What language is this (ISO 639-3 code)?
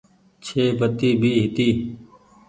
gig